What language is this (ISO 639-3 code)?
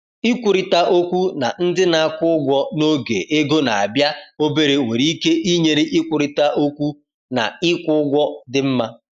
ibo